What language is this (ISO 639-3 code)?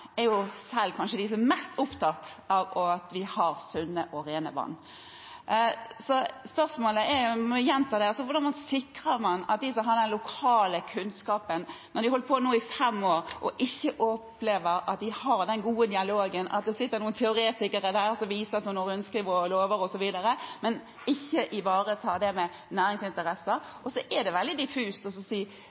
nob